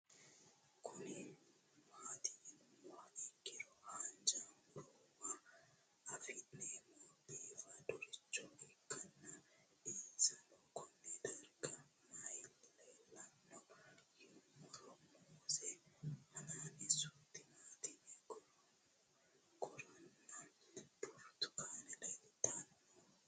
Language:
Sidamo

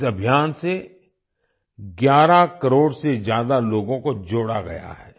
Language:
Hindi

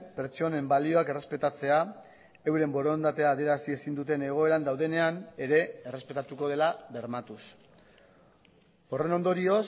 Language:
Basque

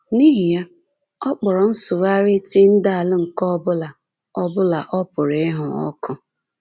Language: Igbo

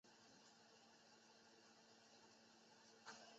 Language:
Chinese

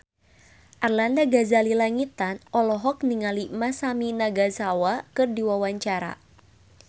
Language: Sundanese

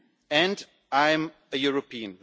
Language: English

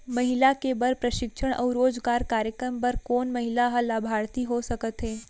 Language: Chhattisgarhi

